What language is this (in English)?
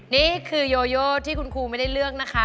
Thai